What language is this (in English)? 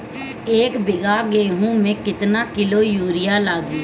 Bhojpuri